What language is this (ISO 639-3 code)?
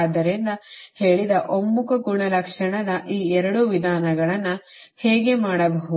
kan